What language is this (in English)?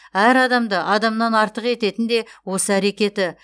Kazakh